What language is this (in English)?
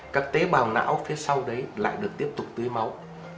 Vietnamese